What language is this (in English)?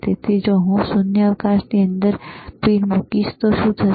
Gujarati